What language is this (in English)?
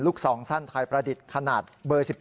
Thai